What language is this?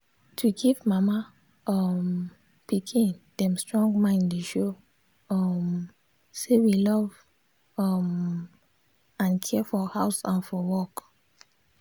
Nigerian Pidgin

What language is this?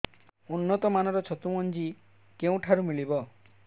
Odia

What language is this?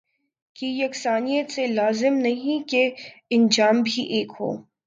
Urdu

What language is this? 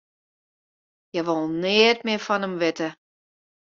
Western Frisian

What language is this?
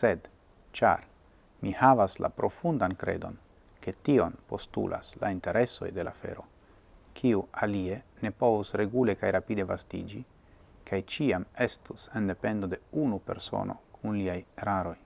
Italian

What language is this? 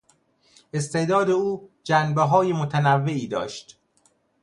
Persian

